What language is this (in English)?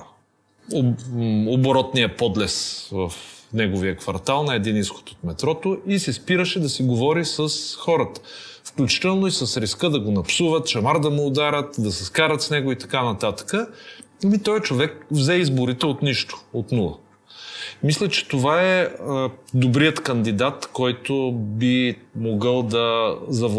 Bulgarian